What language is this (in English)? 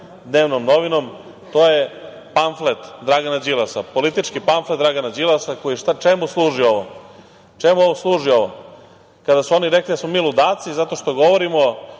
Serbian